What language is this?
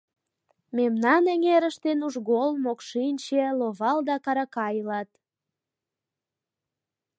Mari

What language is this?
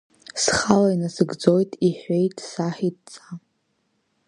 Abkhazian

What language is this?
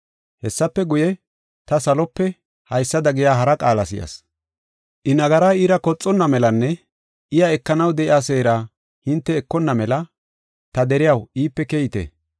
Gofa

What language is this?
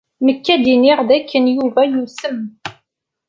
Kabyle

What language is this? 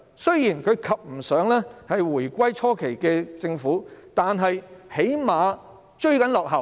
Cantonese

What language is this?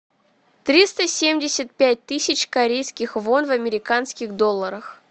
Russian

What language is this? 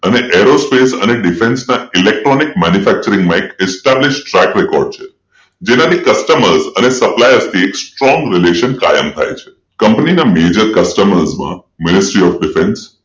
Gujarati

